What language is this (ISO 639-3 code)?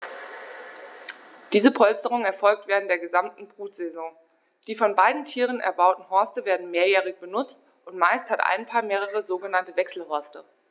deu